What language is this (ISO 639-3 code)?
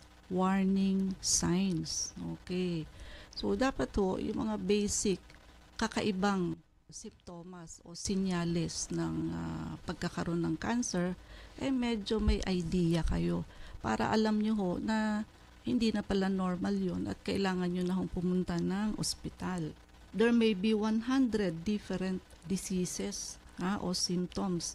fil